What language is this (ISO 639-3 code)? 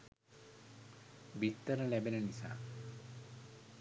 sin